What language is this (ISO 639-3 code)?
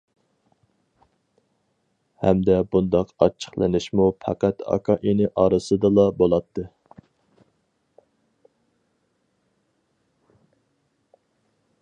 uig